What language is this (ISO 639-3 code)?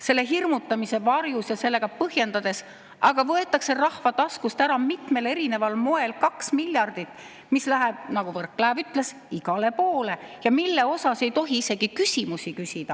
est